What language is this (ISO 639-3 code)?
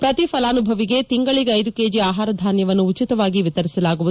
kan